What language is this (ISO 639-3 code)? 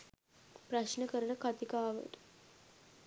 sin